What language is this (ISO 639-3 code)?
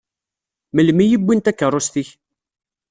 kab